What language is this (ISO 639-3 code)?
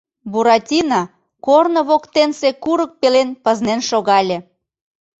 chm